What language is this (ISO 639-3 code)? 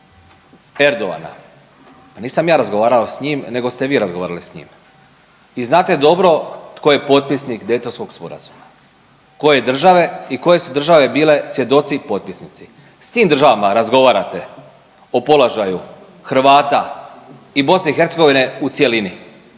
hrv